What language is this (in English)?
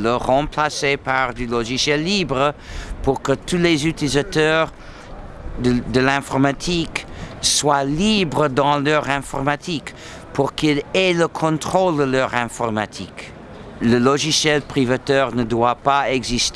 French